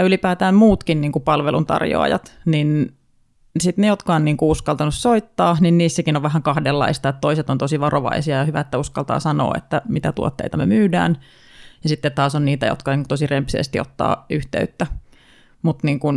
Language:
Finnish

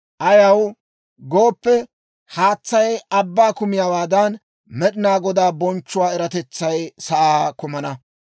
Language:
Dawro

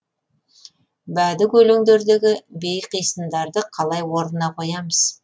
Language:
Kazakh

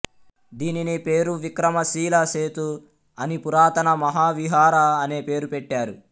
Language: Telugu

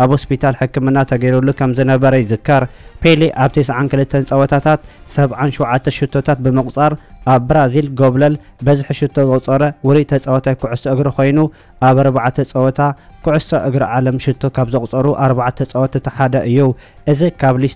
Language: Arabic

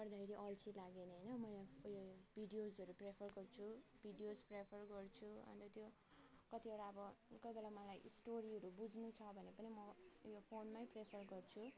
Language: Nepali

